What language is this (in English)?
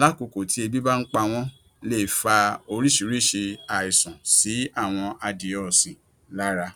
Yoruba